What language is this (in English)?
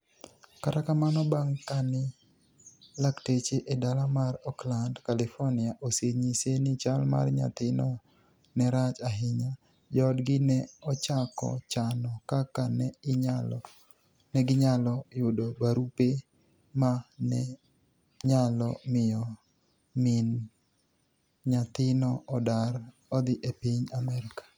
Luo (Kenya and Tanzania)